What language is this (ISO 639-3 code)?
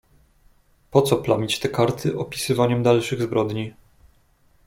pol